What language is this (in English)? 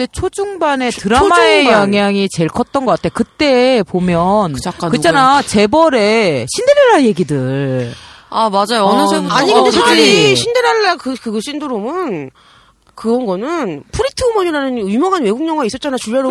Korean